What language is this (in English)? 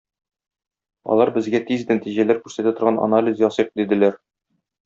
Tatar